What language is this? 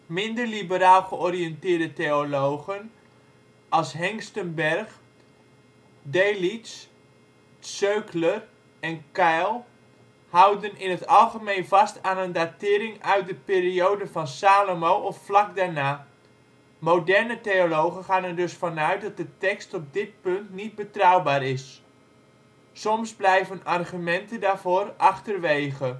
Dutch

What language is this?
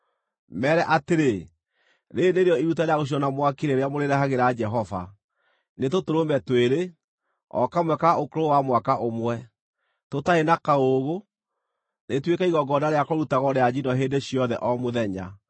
Kikuyu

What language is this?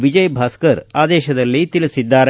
Kannada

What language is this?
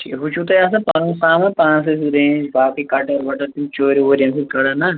Kashmiri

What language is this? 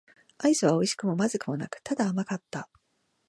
Japanese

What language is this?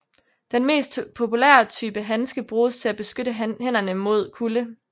Danish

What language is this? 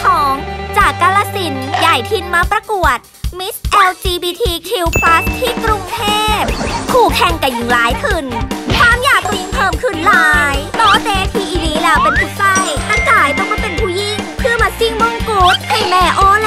Thai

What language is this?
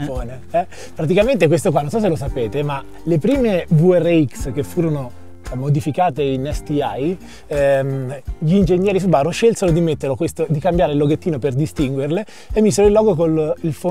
Italian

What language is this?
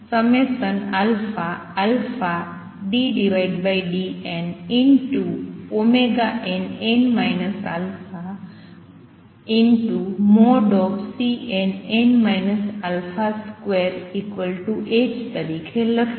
Gujarati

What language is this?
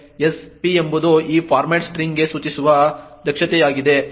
Kannada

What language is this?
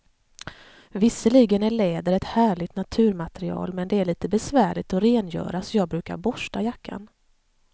Swedish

